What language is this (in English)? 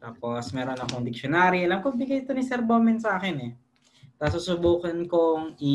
Filipino